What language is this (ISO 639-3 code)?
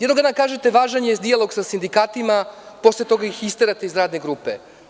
srp